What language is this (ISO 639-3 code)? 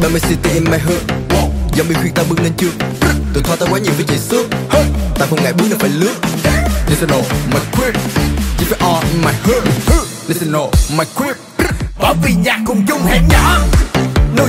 vie